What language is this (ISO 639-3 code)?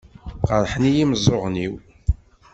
kab